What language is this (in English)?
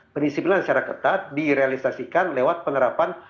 Indonesian